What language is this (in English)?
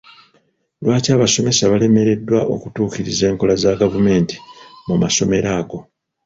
Ganda